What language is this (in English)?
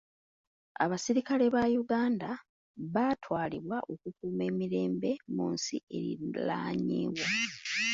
Ganda